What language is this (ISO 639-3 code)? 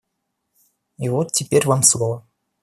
rus